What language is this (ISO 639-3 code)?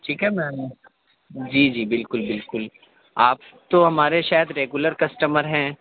urd